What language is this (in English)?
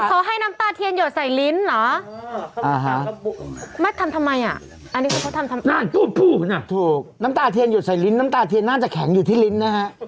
Thai